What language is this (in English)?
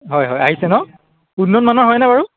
Assamese